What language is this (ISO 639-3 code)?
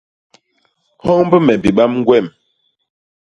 bas